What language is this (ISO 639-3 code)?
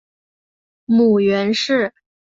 zho